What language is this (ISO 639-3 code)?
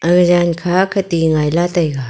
nnp